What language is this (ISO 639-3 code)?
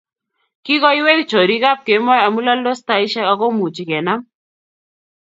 kln